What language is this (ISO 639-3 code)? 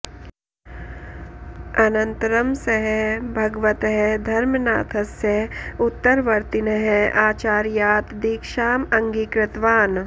san